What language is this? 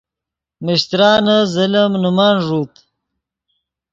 Yidgha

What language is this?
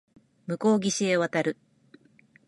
Japanese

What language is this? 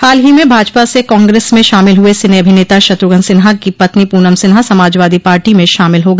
Hindi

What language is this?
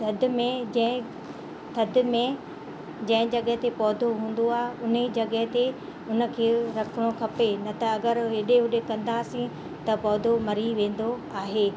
Sindhi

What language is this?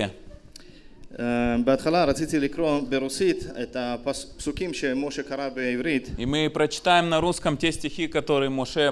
Russian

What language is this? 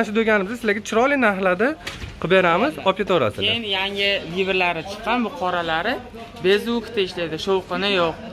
Turkish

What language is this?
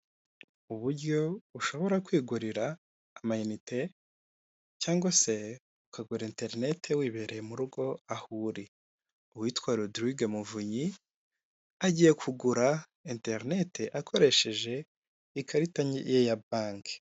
Kinyarwanda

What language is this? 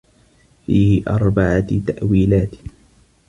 Arabic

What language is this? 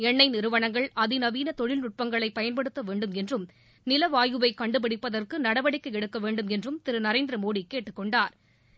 Tamil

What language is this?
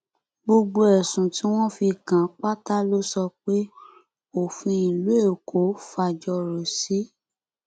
Yoruba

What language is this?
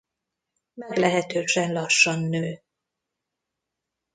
Hungarian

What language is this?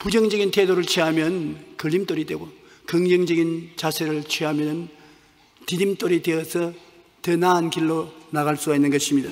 Korean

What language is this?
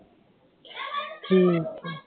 Punjabi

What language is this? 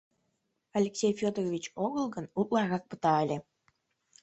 Mari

